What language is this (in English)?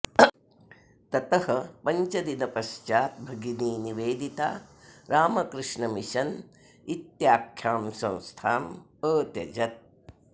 Sanskrit